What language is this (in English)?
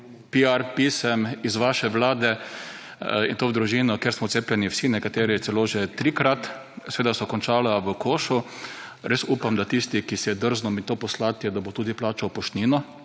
Slovenian